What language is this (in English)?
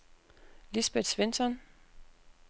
Danish